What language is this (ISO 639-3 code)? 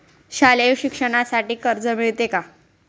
mar